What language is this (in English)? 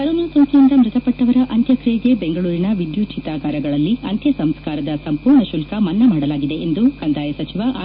Kannada